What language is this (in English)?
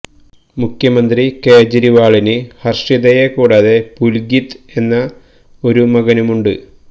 Malayalam